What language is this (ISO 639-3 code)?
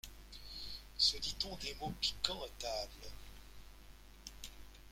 fra